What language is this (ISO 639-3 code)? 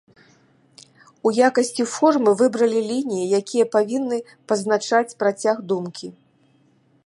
bel